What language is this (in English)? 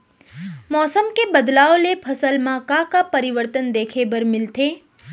Chhattisgarhi